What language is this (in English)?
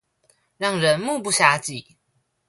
Chinese